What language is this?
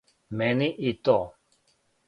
Serbian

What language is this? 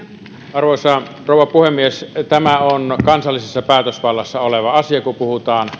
Finnish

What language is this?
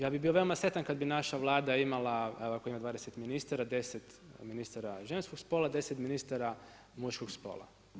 Croatian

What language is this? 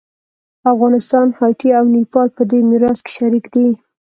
Pashto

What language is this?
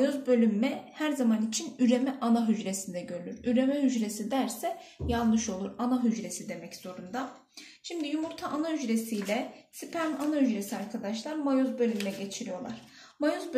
Turkish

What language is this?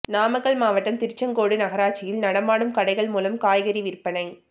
Tamil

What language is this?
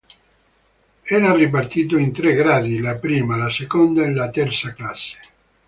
Italian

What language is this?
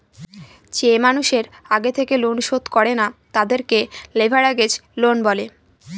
Bangla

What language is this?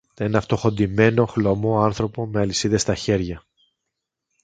Greek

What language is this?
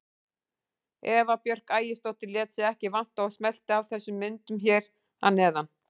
Icelandic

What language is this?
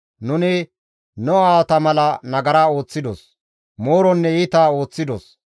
Gamo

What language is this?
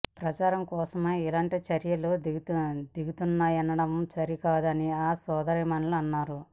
Telugu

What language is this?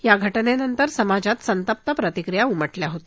Marathi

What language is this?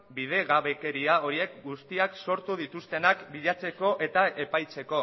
Basque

